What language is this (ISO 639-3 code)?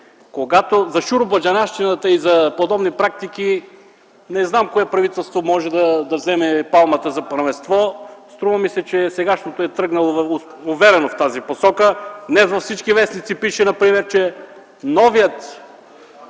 bul